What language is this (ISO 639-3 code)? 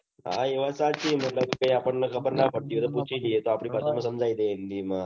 guj